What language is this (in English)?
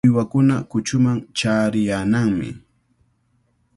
Cajatambo North Lima Quechua